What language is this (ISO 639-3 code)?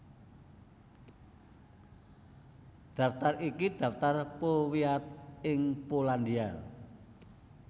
jav